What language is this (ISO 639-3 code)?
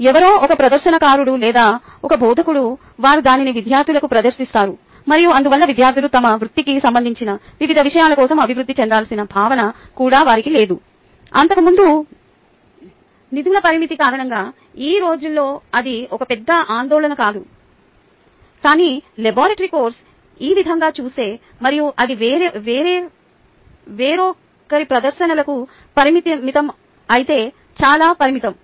tel